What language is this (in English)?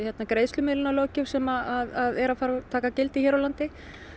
Icelandic